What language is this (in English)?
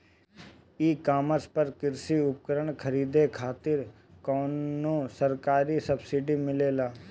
Bhojpuri